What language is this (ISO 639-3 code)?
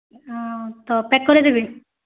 ori